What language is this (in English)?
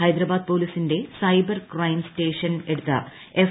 Malayalam